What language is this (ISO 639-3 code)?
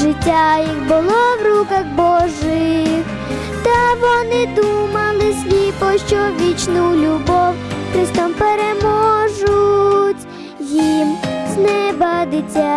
ukr